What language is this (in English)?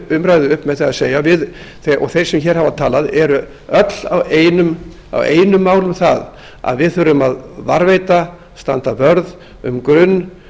Icelandic